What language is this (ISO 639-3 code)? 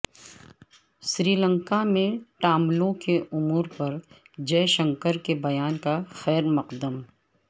urd